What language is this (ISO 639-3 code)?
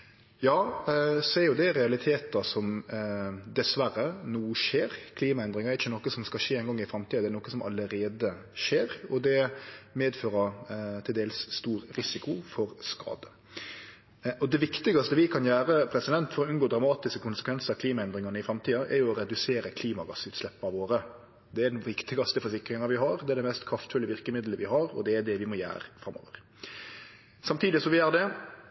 nno